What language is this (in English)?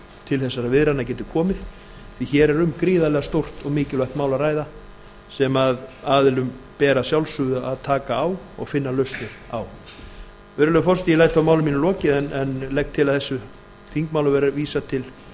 Icelandic